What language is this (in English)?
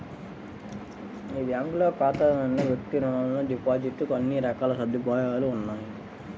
Telugu